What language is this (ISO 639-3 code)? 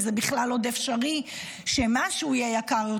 heb